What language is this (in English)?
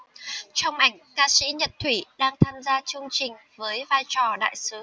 Vietnamese